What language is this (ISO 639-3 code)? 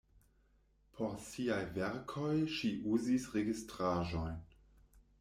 epo